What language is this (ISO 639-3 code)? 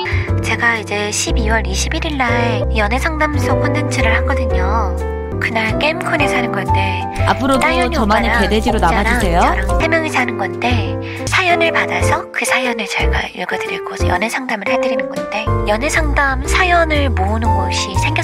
kor